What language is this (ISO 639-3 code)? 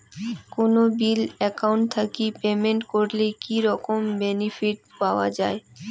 ben